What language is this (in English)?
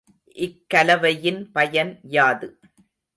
Tamil